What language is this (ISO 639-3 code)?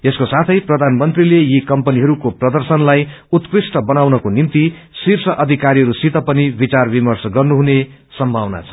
nep